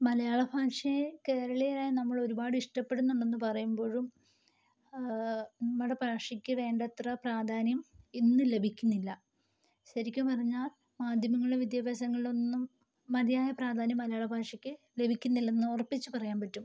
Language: Malayalam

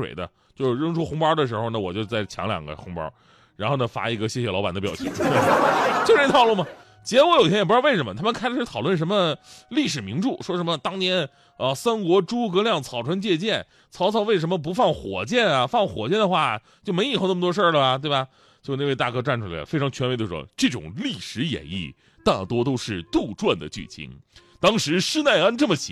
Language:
Chinese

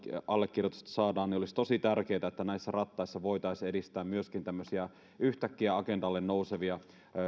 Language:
Finnish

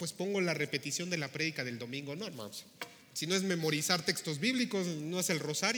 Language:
Spanish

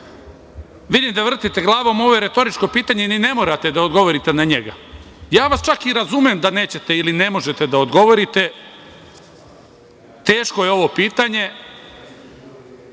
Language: Serbian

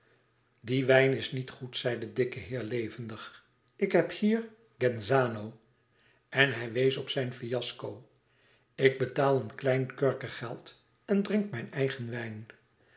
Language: Dutch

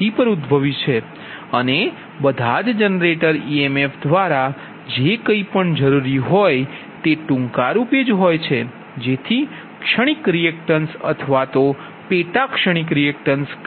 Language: Gujarati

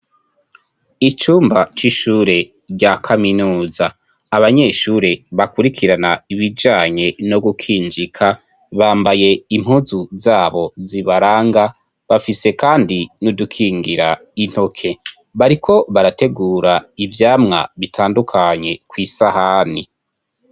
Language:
Rundi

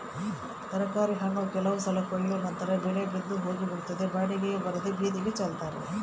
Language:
Kannada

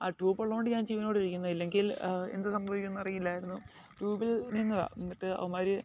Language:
Malayalam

